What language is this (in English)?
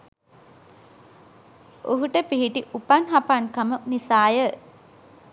Sinhala